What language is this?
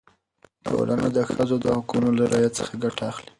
Pashto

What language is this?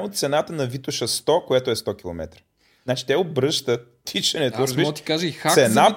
Bulgarian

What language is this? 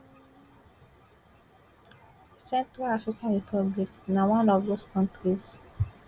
Nigerian Pidgin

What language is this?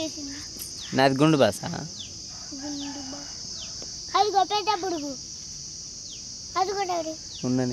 Telugu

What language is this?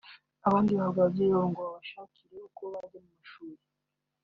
Kinyarwanda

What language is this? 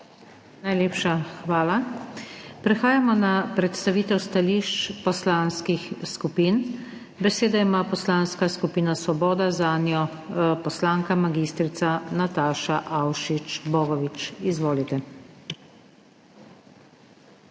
Slovenian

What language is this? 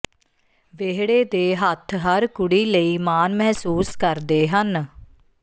Punjabi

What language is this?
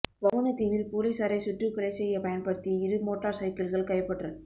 Tamil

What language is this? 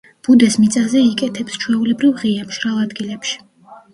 Georgian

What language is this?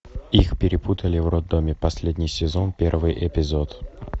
Russian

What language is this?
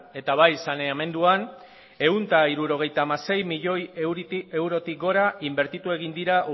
Basque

